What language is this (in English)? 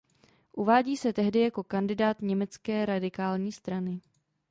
Czech